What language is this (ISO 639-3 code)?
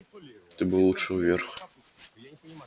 rus